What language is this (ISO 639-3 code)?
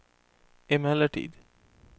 swe